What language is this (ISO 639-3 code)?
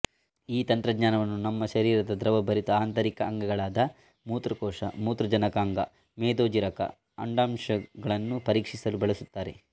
kan